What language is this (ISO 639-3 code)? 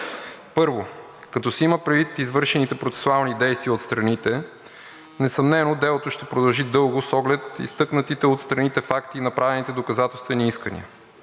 bul